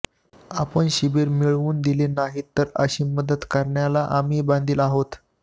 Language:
Marathi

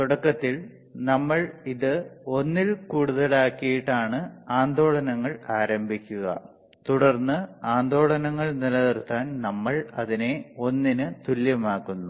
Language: Malayalam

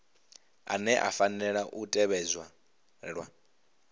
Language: Venda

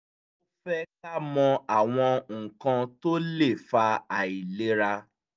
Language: Yoruba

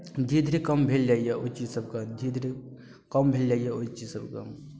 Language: Maithili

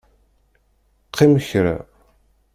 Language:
Kabyle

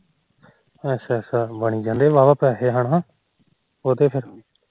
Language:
Punjabi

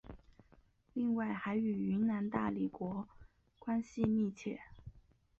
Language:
Chinese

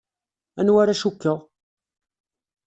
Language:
Kabyle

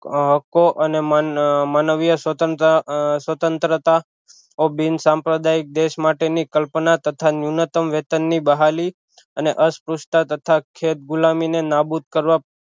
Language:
Gujarati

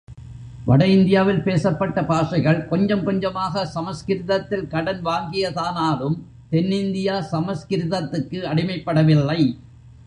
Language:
Tamil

